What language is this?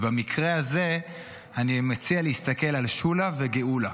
Hebrew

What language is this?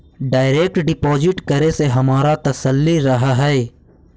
Magahi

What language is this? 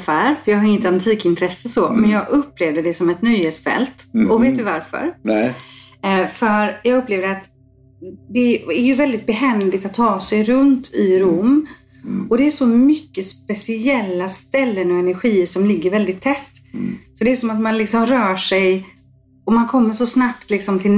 Swedish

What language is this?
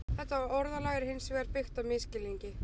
Icelandic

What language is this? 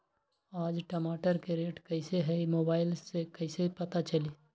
Magahi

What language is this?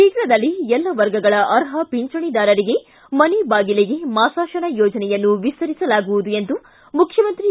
Kannada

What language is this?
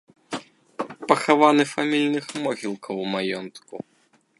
Belarusian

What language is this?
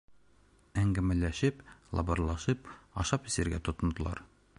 Bashkir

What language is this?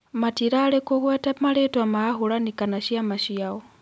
Kikuyu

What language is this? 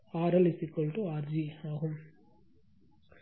Tamil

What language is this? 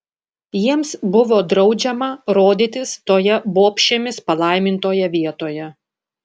Lithuanian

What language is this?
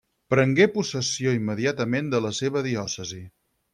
Catalan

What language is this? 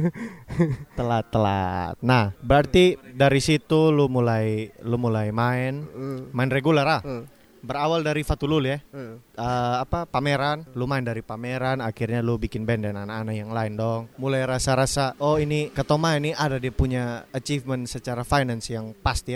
Indonesian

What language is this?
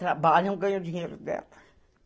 Portuguese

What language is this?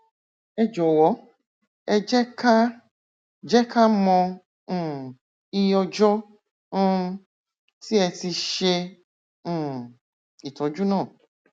Yoruba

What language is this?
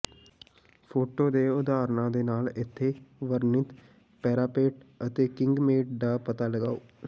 Punjabi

